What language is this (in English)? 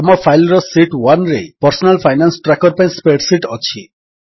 Odia